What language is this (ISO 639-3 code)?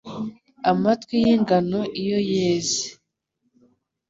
kin